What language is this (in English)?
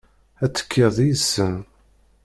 Kabyle